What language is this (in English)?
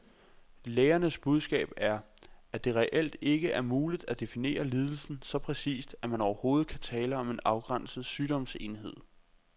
Danish